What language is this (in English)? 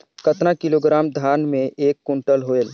Chhattisgarhi